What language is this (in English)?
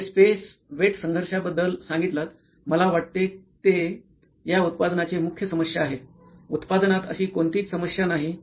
Marathi